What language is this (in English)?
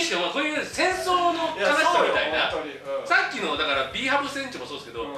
Japanese